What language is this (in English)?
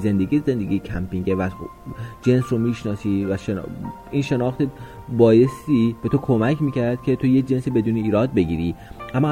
Persian